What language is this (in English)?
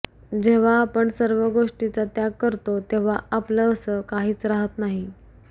Marathi